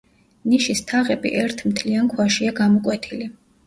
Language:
Georgian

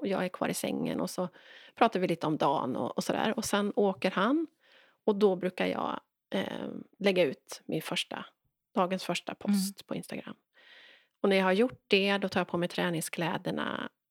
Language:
Swedish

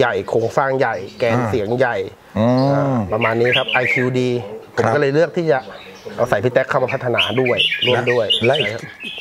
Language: Thai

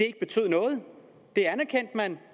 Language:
Danish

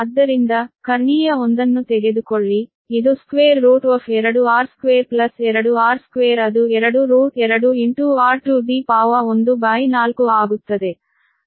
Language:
Kannada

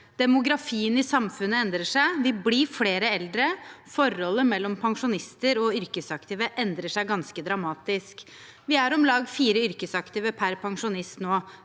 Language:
Norwegian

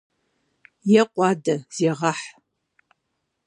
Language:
Kabardian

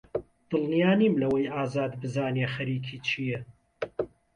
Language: Central Kurdish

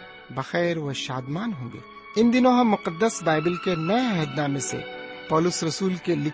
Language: Urdu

